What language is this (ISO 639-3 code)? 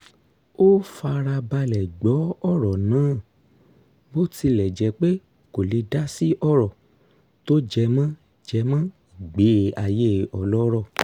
yor